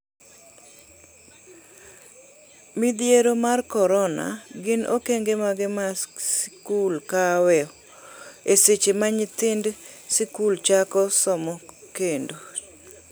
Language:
Luo (Kenya and Tanzania)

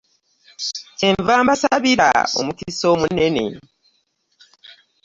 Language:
Ganda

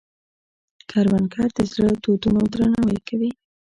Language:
Pashto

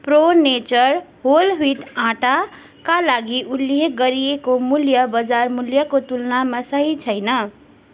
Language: Nepali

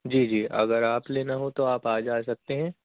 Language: Urdu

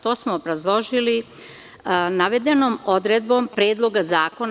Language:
Serbian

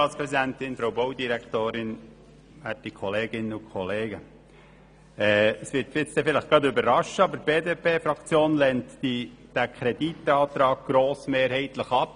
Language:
Swiss German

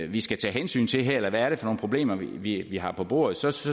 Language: Danish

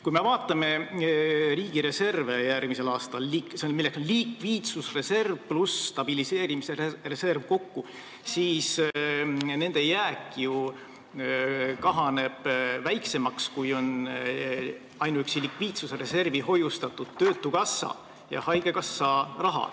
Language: Estonian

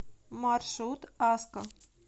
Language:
Russian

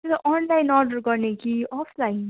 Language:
Nepali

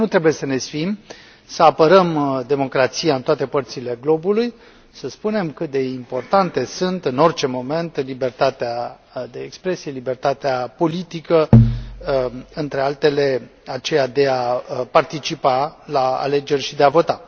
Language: Romanian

